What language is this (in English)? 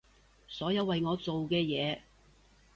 Cantonese